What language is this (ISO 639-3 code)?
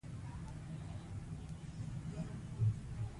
pus